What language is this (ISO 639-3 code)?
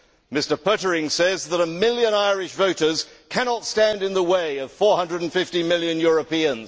eng